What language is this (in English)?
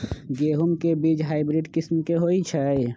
Magahi